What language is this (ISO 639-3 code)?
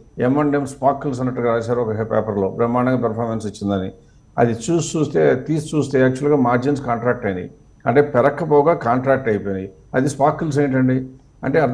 tel